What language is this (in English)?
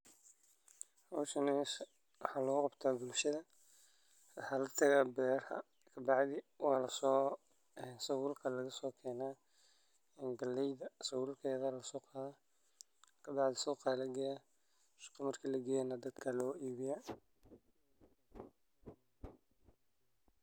Somali